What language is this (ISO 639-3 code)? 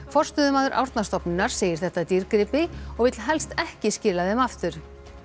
isl